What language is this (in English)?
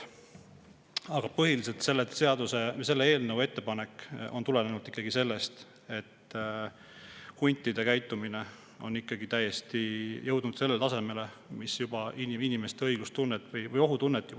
Estonian